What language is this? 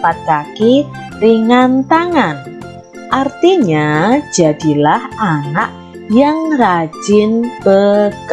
Indonesian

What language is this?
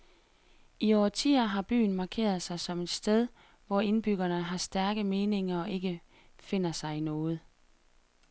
Danish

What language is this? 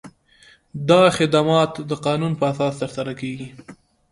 Pashto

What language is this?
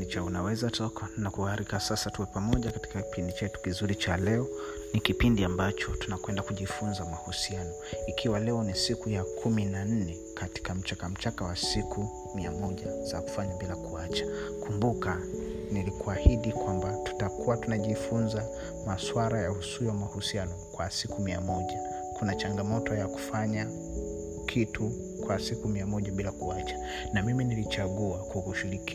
Swahili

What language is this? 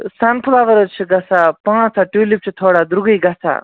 Kashmiri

